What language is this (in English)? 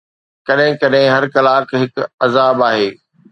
Sindhi